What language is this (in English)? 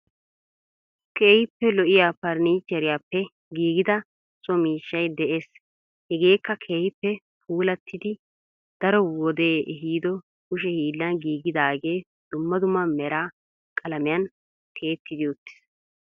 Wolaytta